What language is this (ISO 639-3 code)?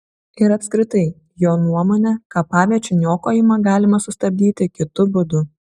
lit